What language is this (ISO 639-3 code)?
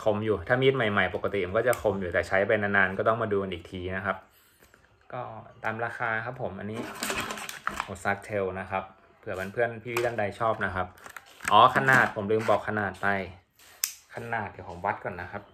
tha